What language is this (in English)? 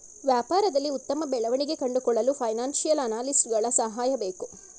Kannada